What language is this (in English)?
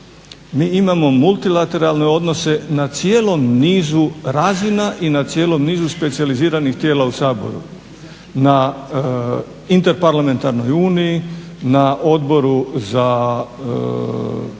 Croatian